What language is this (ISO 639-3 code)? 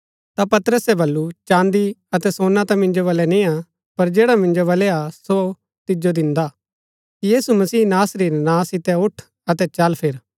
gbk